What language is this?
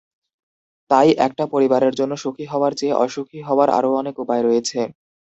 Bangla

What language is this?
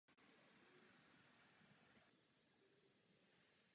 Czech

